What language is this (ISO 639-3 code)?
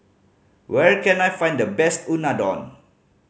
eng